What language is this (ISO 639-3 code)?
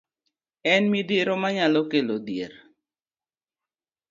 luo